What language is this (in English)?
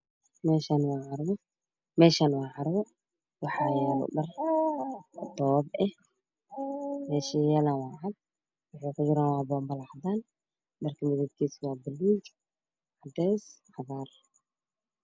Somali